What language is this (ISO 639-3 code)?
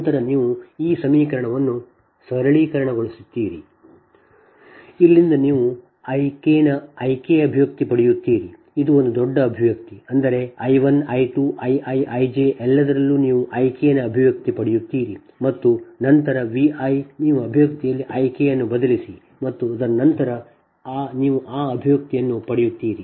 kan